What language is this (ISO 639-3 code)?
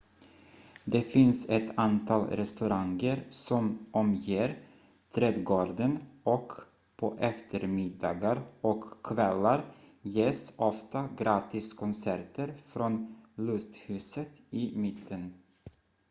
swe